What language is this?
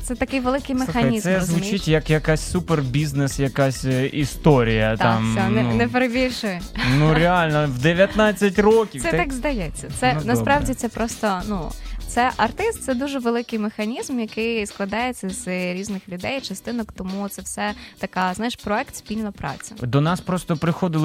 Ukrainian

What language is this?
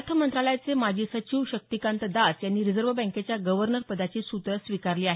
Marathi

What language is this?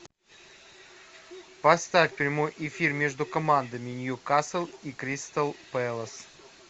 Russian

